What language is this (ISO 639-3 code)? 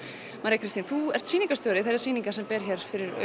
isl